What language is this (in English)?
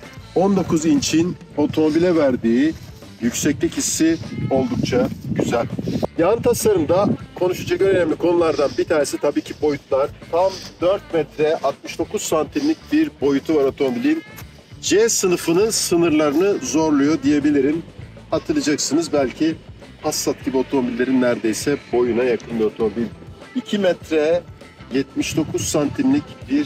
Turkish